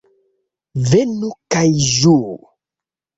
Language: Esperanto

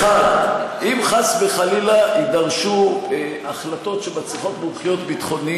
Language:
Hebrew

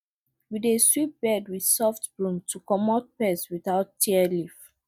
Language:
Nigerian Pidgin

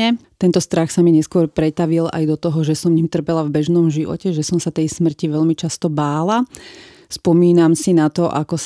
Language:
Slovak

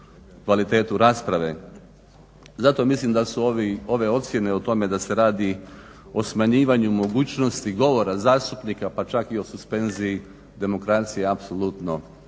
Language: Croatian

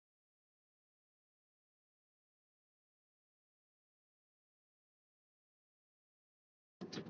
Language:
Icelandic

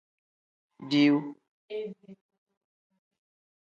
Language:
Tem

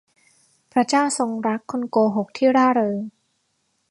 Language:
Thai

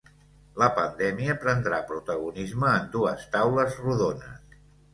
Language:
Catalan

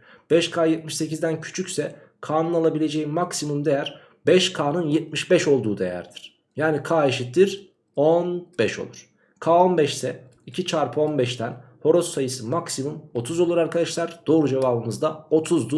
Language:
Turkish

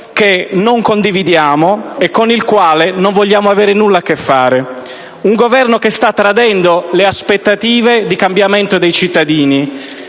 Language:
Italian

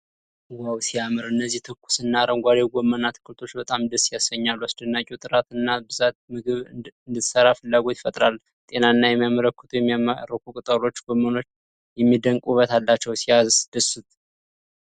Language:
Amharic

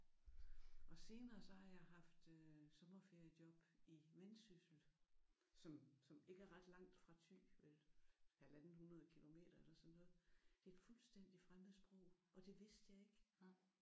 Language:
Danish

